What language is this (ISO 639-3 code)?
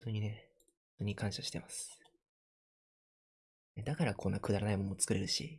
jpn